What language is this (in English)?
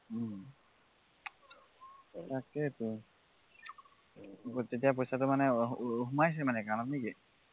Assamese